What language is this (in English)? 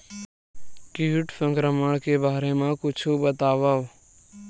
Chhattisgarhi